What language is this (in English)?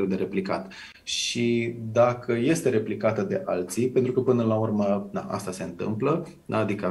Romanian